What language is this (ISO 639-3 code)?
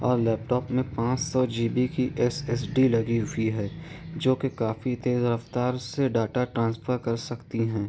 urd